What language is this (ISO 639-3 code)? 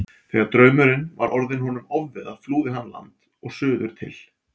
isl